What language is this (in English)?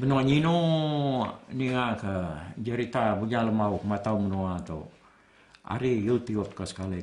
Malay